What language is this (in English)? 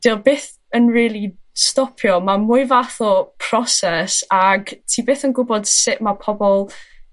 Welsh